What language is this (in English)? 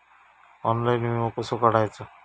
Marathi